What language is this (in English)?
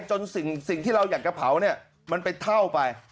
Thai